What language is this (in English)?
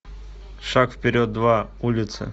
Russian